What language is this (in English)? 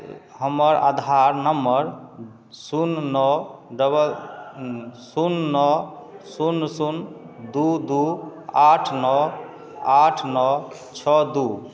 Maithili